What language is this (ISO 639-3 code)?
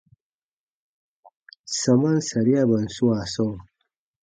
bba